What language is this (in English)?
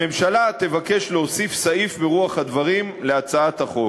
Hebrew